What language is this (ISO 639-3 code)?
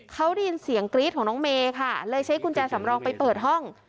tha